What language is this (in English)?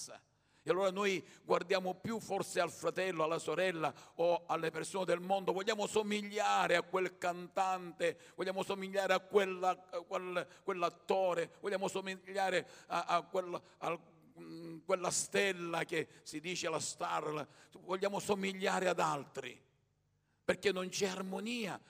Italian